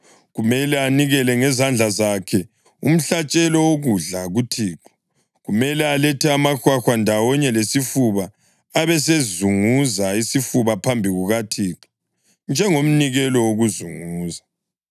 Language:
North Ndebele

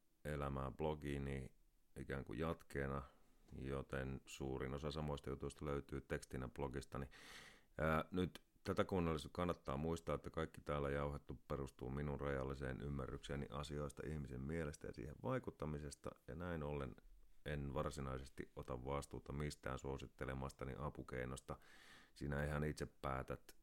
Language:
Finnish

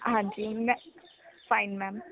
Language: Punjabi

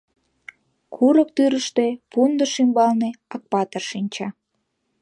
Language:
Mari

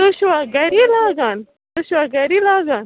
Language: Kashmiri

